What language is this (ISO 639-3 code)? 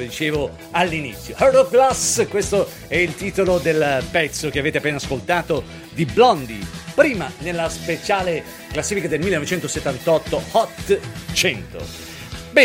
ita